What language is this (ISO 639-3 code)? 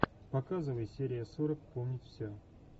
rus